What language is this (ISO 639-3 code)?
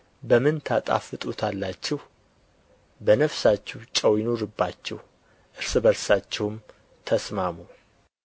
amh